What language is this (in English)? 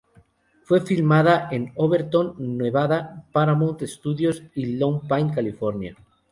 Spanish